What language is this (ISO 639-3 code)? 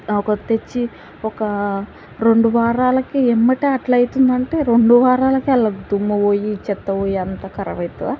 tel